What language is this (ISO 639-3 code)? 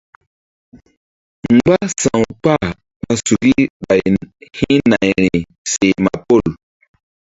mdd